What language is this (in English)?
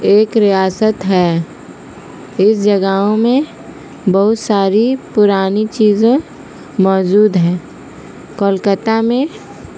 Urdu